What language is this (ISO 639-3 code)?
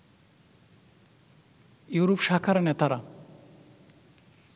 ben